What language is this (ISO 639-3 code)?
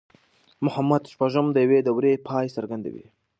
pus